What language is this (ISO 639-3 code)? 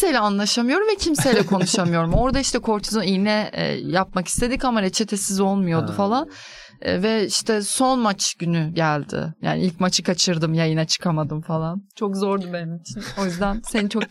tur